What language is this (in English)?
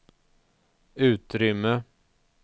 Swedish